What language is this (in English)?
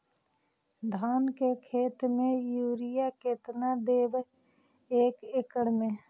Magahi